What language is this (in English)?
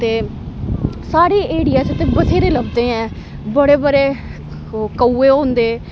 Dogri